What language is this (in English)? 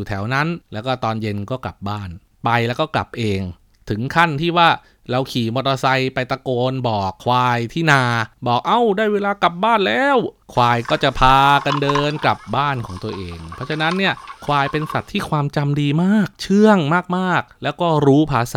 Thai